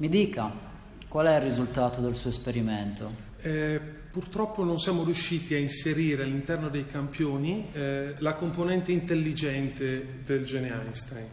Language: Italian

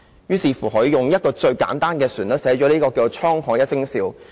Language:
Cantonese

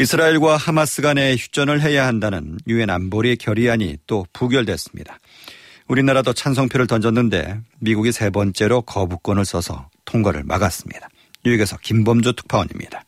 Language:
Korean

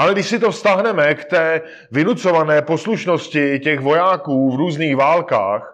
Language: Czech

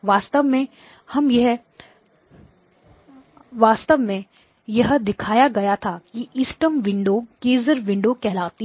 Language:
Hindi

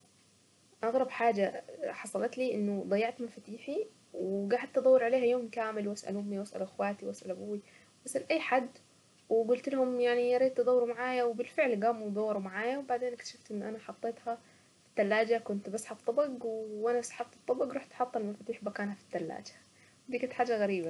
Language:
Saidi Arabic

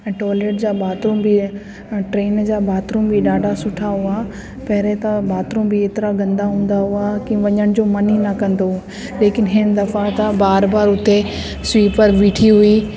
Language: Sindhi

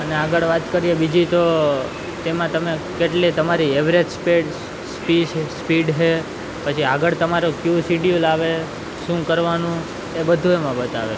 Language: Gujarati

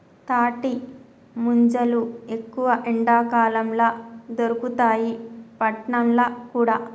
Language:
Telugu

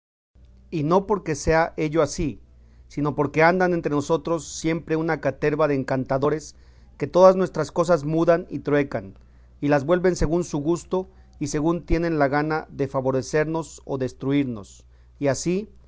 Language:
Spanish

